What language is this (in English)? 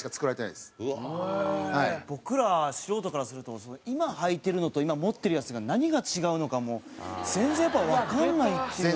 Japanese